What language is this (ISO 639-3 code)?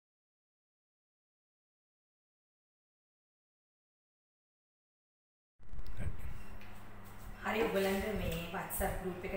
hin